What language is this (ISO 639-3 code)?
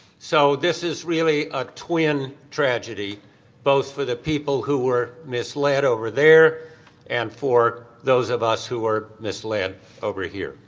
eng